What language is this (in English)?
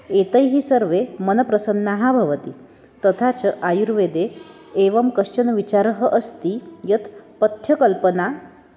Sanskrit